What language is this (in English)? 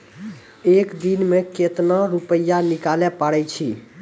Maithili